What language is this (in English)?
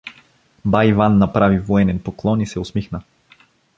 Bulgarian